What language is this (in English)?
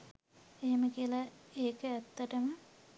Sinhala